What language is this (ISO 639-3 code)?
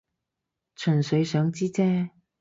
yue